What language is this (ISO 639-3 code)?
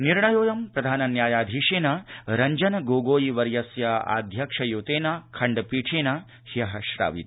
san